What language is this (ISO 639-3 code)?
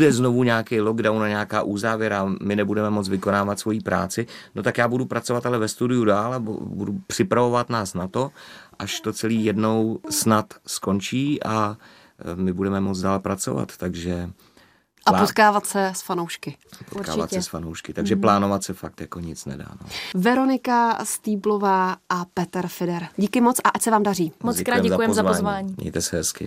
ces